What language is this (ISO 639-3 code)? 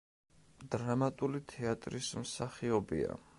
kat